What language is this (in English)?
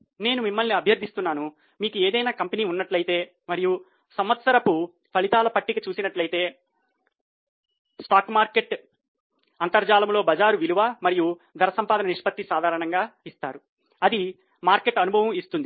Telugu